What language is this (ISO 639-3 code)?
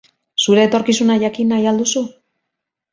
eus